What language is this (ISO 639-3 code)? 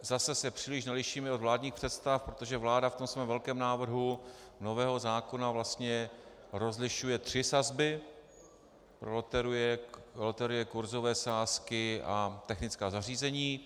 ces